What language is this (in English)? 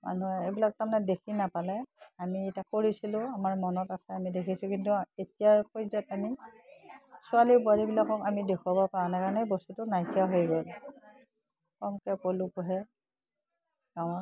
Assamese